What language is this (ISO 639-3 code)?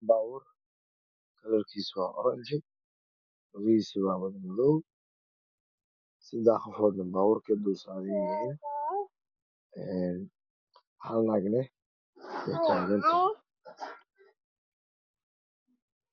som